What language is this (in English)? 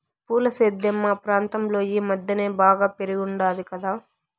Telugu